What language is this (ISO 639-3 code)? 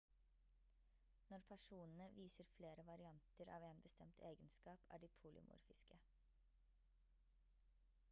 nob